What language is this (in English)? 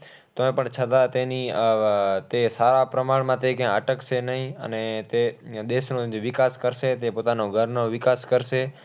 Gujarati